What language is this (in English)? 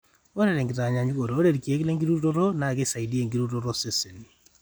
Masai